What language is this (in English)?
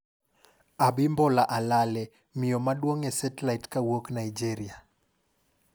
Luo (Kenya and Tanzania)